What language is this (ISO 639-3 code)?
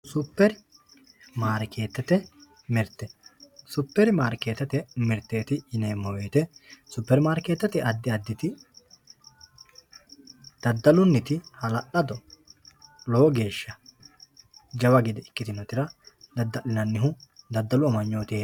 sid